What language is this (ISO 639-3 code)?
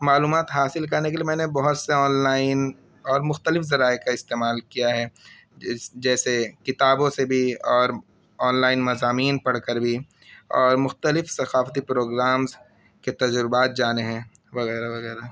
urd